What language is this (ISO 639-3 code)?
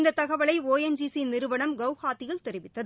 tam